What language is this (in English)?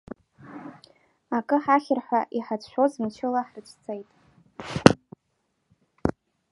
Abkhazian